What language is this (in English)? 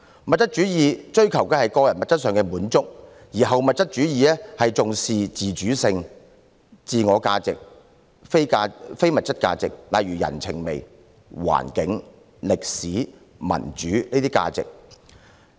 Cantonese